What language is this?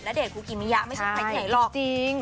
Thai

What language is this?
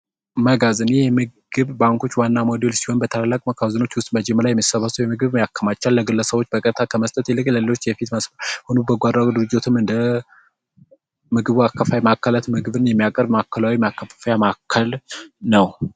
Amharic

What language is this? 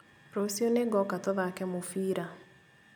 Kikuyu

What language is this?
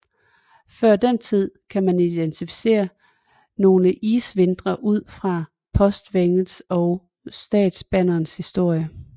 Danish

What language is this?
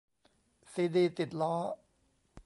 Thai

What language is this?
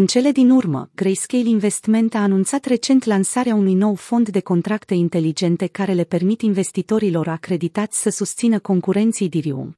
Romanian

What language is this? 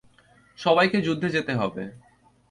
Bangla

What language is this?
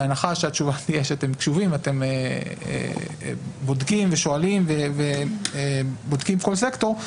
Hebrew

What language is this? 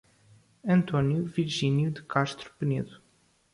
Portuguese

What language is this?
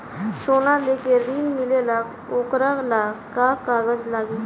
Bhojpuri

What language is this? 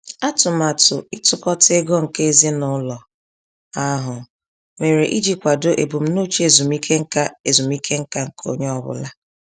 Igbo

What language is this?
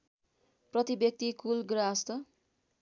Nepali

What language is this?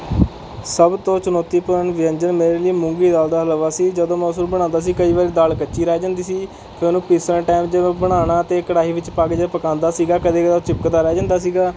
Punjabi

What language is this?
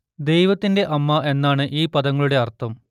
Malayalam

